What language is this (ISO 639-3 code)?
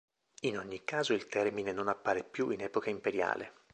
ita